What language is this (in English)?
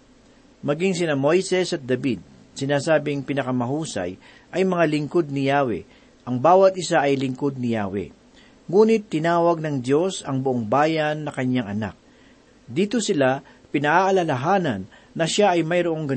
Filipino